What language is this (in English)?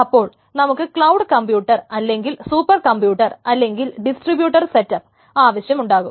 Malayalam